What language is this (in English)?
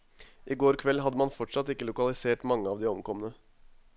Norwegian